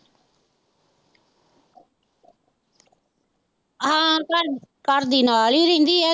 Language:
Punjabi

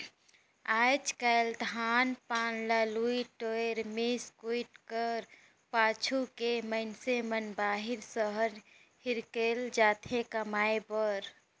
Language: Chhattisgarhi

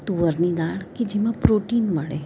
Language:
Gujarati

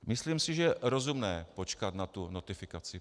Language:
Czech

